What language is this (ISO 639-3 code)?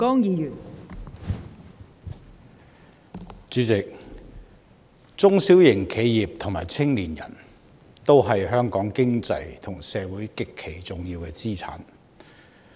yue